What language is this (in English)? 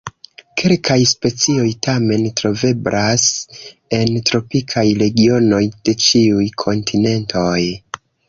Esperanto